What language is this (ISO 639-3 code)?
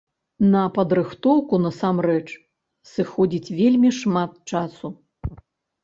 bel